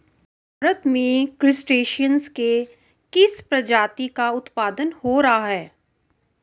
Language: Hindi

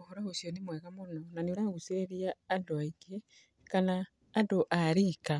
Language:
Kikuyu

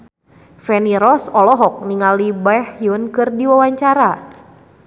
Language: Sundanese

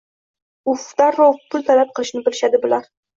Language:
Uzbek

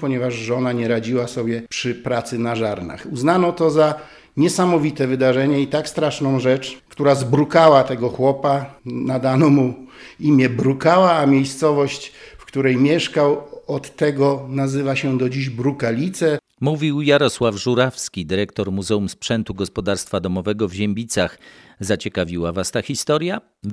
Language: Polish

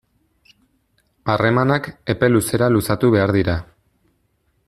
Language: Basque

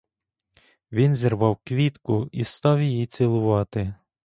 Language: Ukrainian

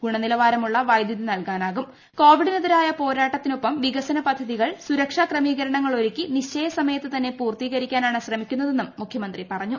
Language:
Malayalam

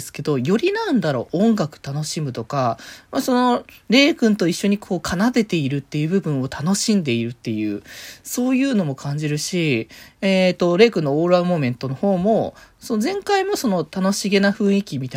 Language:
Japanese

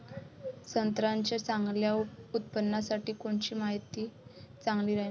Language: Marathi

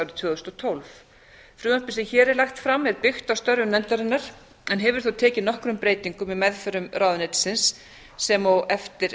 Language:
Icelandic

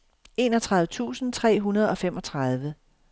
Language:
Danish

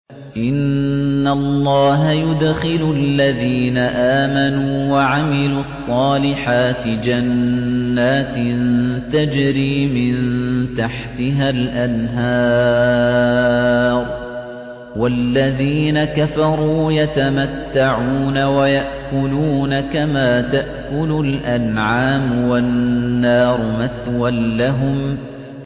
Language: Arabic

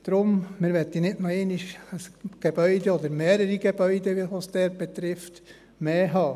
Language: Swiss German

